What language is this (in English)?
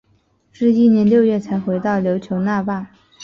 Chinese